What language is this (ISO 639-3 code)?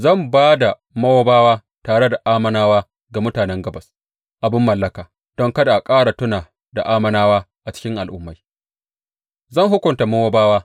hau